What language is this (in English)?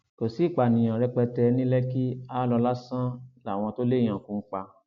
Yoruba